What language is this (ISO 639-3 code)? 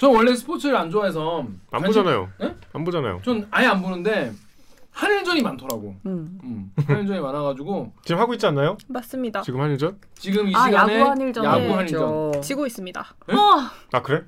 kor